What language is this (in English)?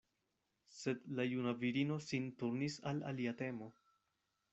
Esperanto